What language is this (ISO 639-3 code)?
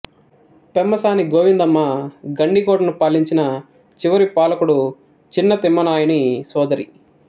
tel